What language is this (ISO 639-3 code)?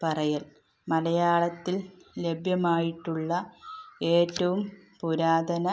mal